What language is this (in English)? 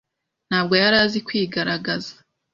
Kinyarwanda